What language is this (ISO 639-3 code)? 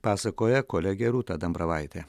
lit